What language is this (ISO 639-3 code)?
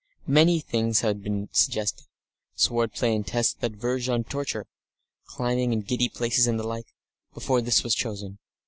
eng